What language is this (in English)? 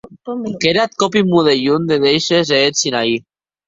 Occitan